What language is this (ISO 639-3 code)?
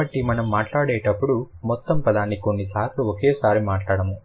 tel